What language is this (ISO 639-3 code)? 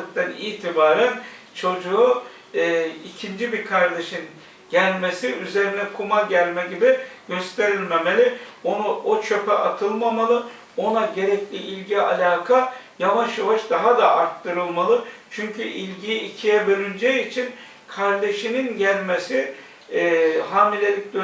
tur